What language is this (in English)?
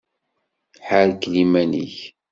Kabyle